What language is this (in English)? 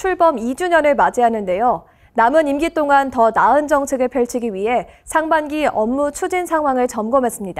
Korean